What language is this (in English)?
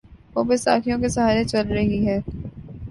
Urdu